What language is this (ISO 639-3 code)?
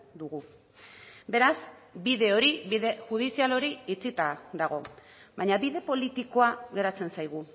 eus